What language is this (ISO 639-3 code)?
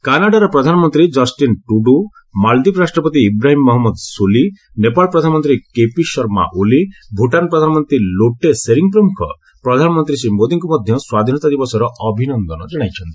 ori